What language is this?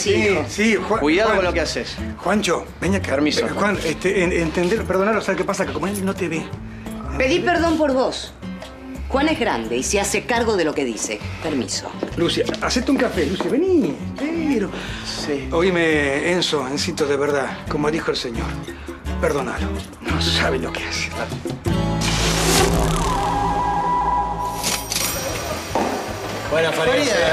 Spanish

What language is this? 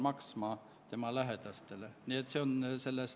Estonian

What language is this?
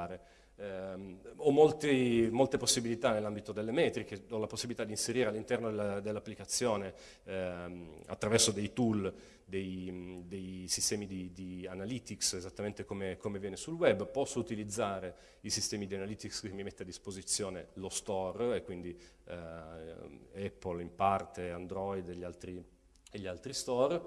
Italian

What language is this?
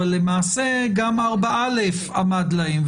Hebrew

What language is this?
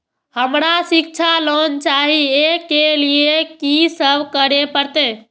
Maithili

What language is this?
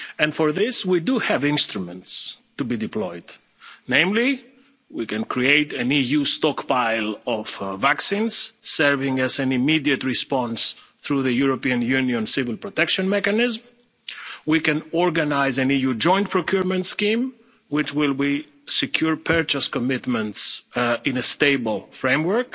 English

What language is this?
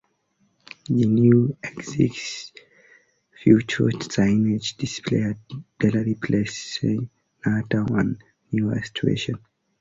English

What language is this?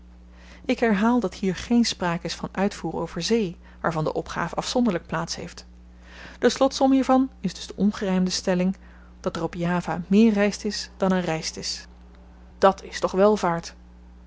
Dutch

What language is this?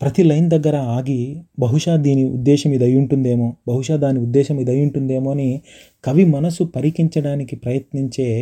Telugu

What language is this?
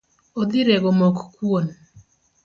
Luo (Kenya and Tanzania)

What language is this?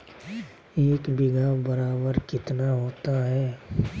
Magahi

